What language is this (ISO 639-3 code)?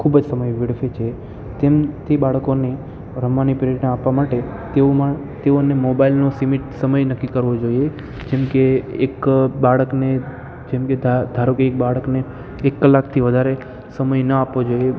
guj